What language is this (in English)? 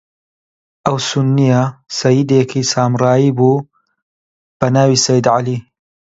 Central Kurdish